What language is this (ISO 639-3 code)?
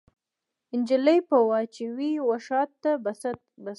pus